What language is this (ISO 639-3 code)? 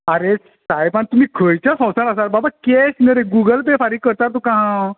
kok